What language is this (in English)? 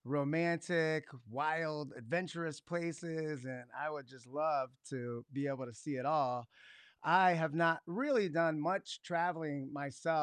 English